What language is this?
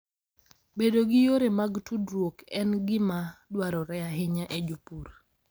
Luo (Kenya and Tanzania)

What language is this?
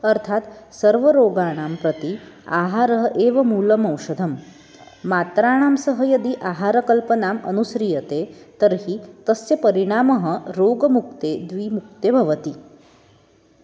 Sanskrit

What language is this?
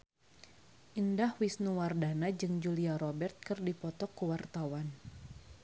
Sundanese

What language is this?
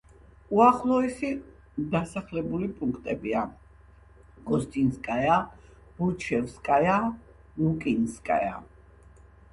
Georgian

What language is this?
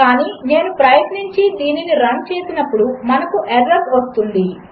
Telugu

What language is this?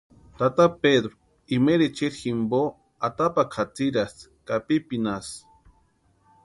Western Highland Purepecha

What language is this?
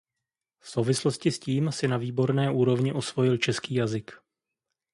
Czech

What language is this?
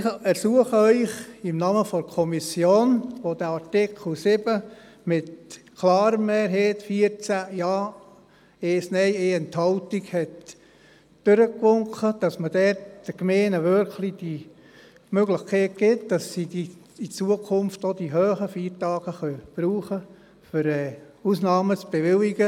Swiss German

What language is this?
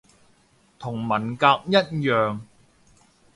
Cantonese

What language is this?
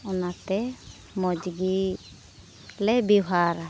Santali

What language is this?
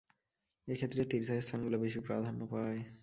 Bangla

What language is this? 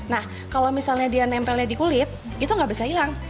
Indonesian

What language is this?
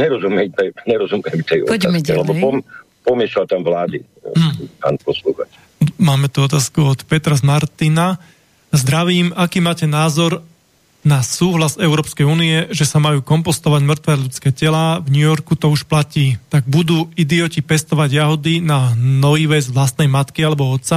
Slovak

